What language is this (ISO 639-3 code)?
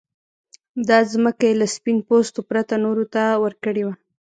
pus